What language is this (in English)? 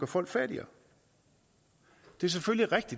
Danish